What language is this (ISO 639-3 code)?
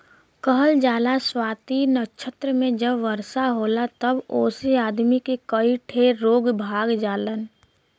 bho